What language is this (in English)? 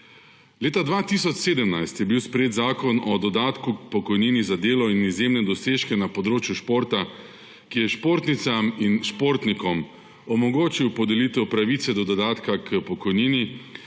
Slovenian